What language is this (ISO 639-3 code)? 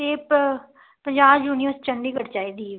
pan